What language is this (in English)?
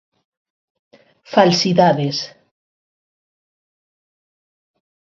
Galician